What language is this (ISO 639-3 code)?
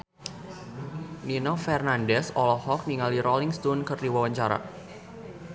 sun